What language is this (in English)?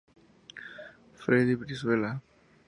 Spanish